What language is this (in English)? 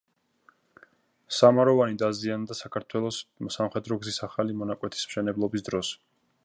Georgian